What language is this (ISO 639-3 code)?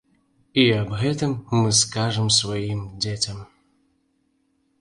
bel